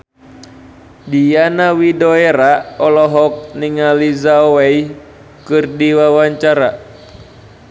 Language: Sundanese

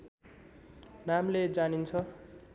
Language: Nepali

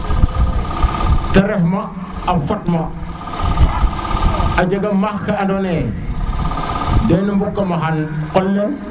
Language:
Serer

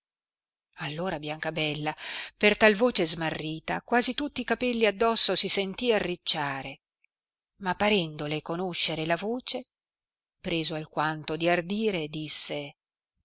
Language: Italian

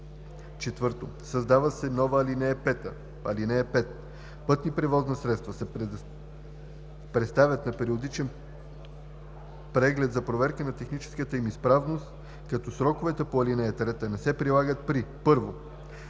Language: Bulgarian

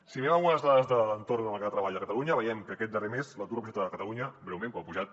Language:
Catalan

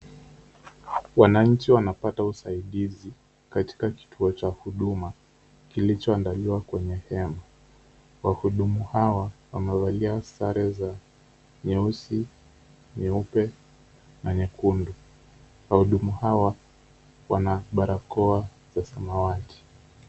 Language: Swahili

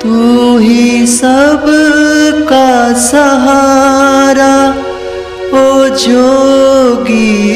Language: Hindi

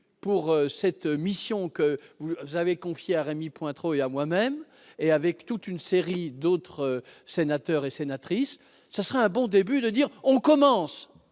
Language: French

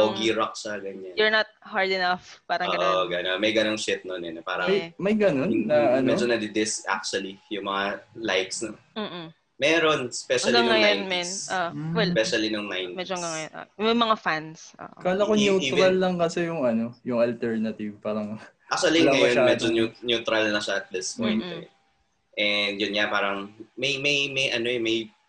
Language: Filipino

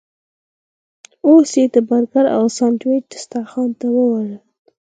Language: Pashto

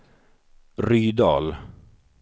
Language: Swedish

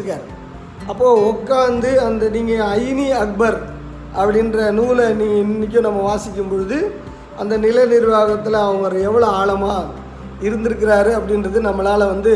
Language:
Tamil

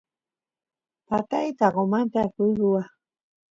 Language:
Santiago del Estero Quichua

